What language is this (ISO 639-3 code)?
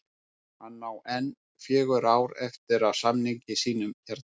isl